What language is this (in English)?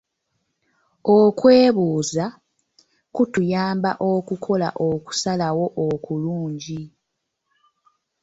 Ganda